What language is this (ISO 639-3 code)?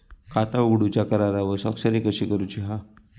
mar